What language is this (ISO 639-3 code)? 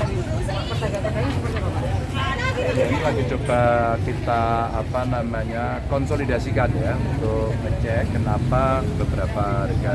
ind